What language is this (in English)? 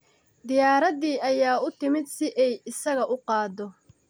Somali